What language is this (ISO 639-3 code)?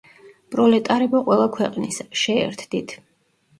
kat